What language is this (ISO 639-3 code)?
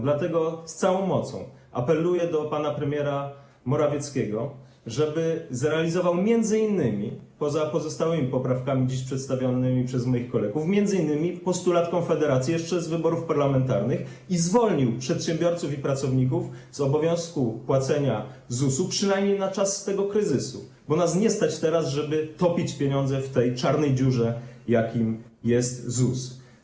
pol